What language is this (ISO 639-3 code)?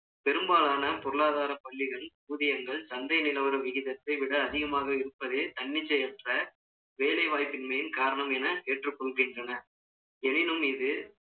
tam